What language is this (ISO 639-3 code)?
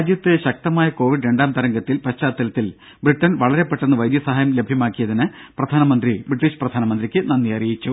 mal